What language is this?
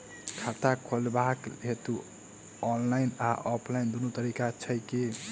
Maithili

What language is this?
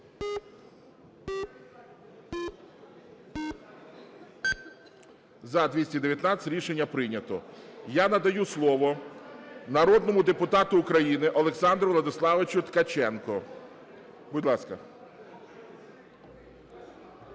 Ukrainian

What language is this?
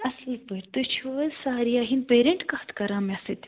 Kashmiri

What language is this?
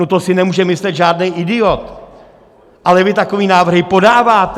Czech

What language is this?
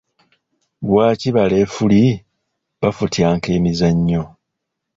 Ganda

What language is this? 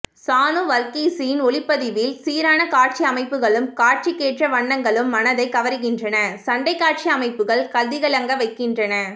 Tamil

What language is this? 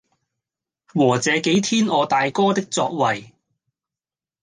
Cantonese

